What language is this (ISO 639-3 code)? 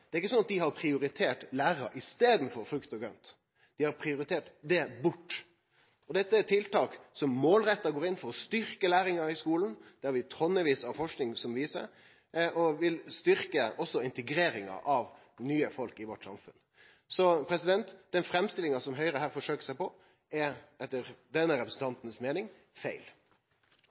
nno